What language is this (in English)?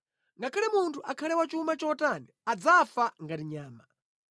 Nyanja